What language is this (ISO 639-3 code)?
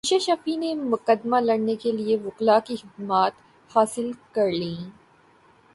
urd